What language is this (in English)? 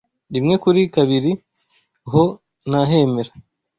Kinyarwanda